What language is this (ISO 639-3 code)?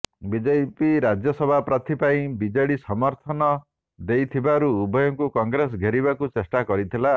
ori